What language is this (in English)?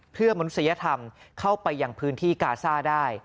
Thai